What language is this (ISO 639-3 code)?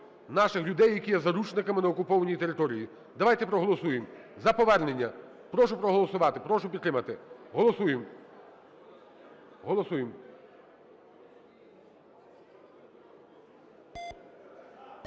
ukr